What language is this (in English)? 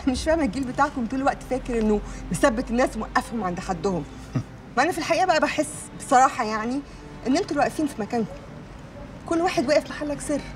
Arabic